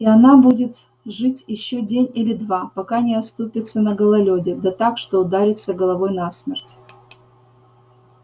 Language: Russian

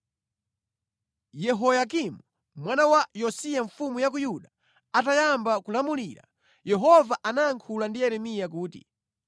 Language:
Nyanja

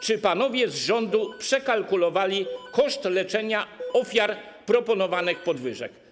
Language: Polish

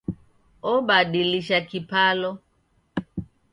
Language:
Taita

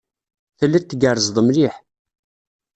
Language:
Kabyle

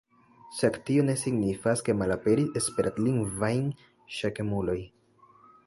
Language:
Esperanto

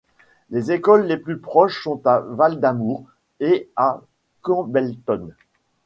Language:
French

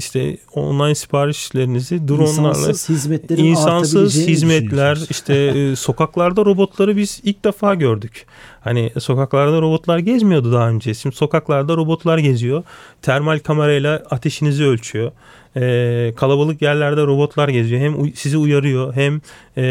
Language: Turkish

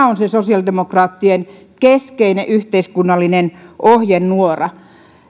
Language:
Finnish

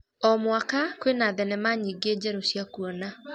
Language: Kikuyu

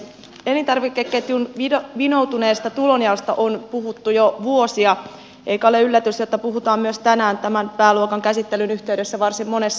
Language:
Finnish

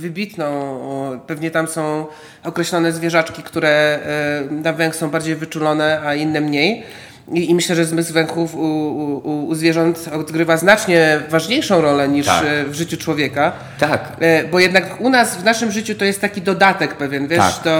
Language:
Polish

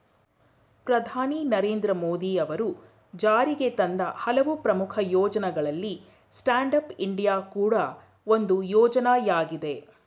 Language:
Kannada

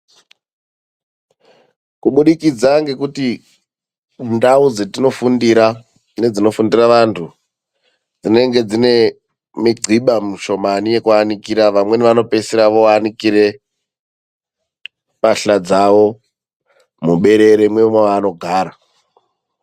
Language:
Ndau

